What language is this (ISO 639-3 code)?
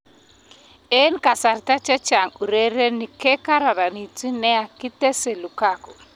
kln